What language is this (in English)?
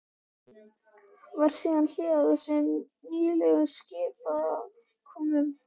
Icelandic